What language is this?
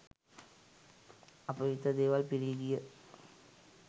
Sinhala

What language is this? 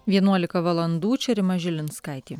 Lithuanian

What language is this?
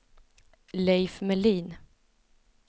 Swedish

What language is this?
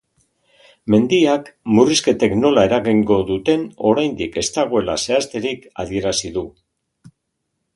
Basque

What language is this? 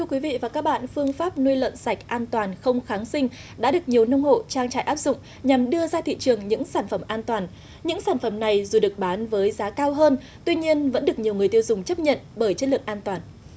Vietnamese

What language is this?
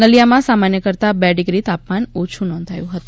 Gujarati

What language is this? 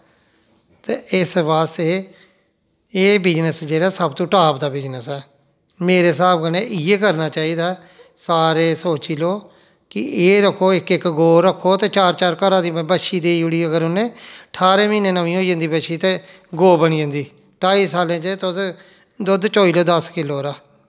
Dogri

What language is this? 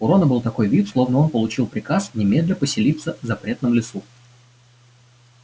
Russian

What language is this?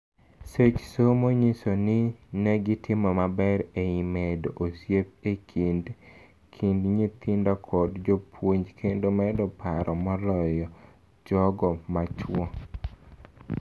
Luo (Kenya and Tanzania)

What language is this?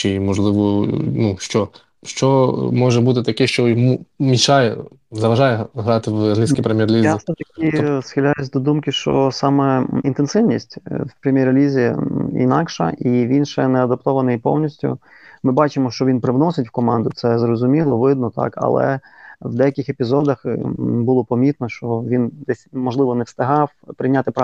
Ukrainian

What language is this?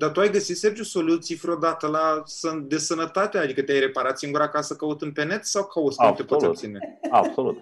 Romanian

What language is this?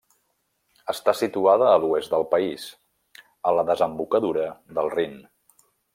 Catalan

